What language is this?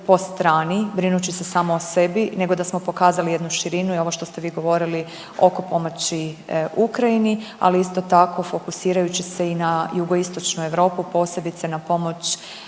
Croatian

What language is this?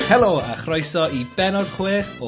Welsh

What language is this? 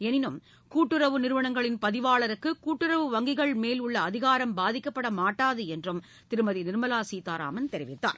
Tamil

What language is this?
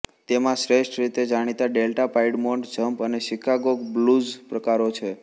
Gujarati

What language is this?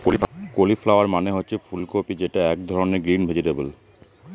Bangla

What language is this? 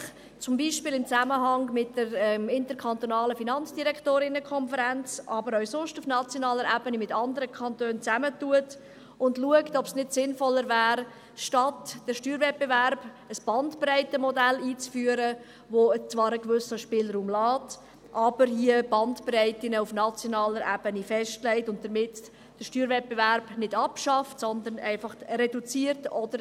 Swiss German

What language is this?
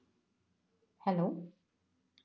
Malayalam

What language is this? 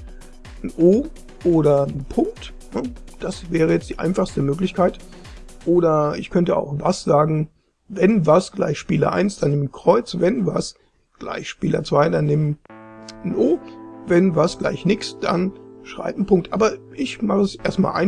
German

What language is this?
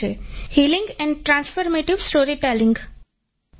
Gujarati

